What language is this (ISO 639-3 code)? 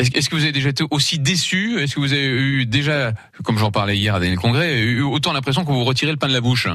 fra